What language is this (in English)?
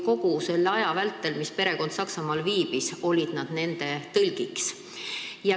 Estonian